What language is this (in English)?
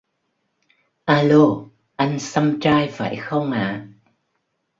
Vietnamese